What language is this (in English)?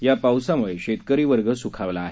Marathi